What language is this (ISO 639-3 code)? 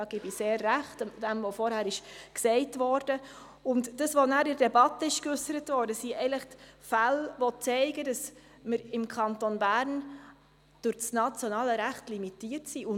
gsw